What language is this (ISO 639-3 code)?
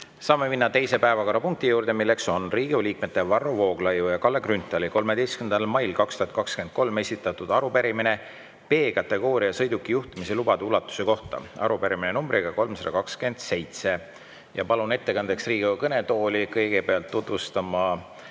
est